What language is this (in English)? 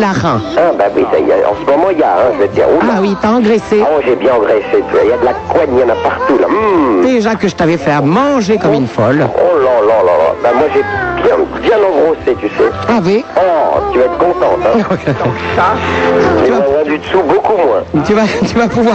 French